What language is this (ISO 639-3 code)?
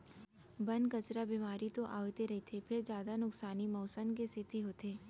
hne